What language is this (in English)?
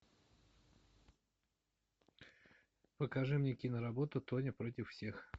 Russian